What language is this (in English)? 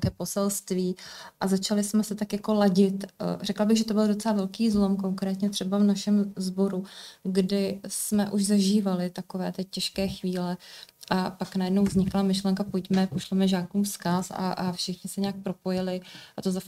Czech